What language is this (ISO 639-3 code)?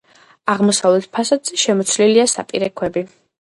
kat